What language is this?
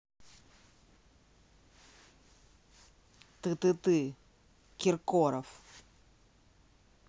Russian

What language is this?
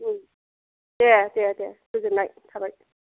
Bodo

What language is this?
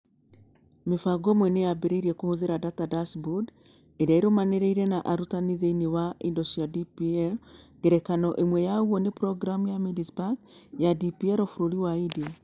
Kikuyu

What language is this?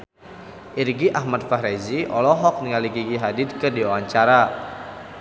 Sundanese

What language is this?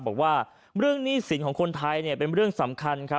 Thai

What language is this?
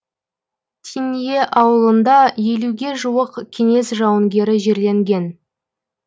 Kazakh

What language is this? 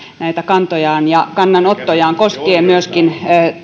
Finnish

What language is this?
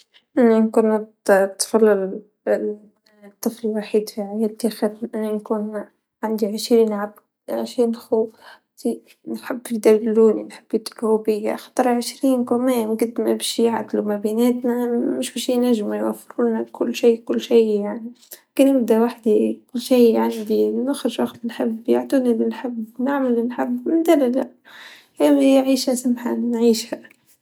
Tunisian Arabic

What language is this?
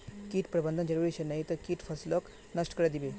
Magahi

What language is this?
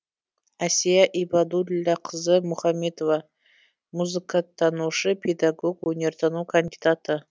Kazakh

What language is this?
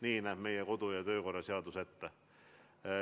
Estonian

